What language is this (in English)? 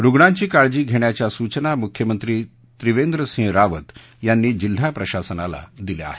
Marathi